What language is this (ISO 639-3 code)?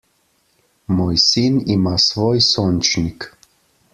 slv